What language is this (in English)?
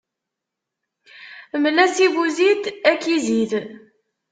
Kabyle